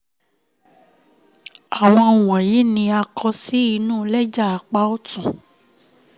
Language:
Yoruba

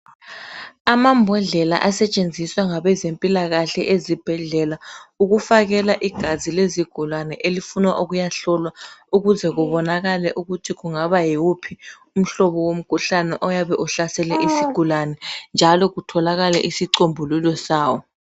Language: North Ndebele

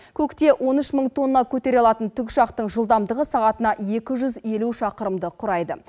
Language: Kazakh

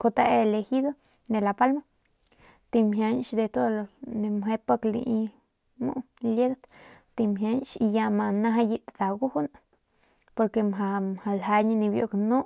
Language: Northern Pame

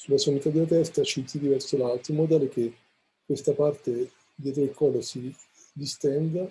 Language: Italian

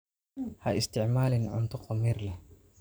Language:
Somali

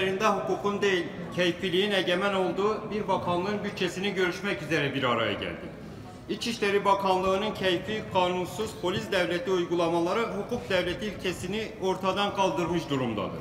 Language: Turkish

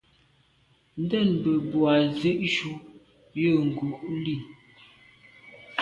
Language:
Medumba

